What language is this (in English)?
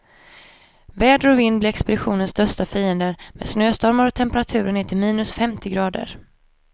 Swedish